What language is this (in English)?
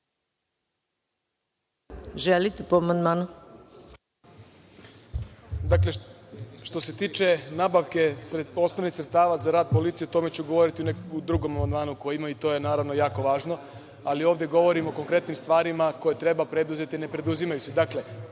Serbian